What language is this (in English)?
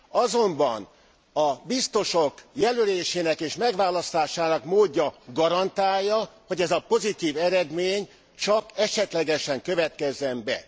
Hungarian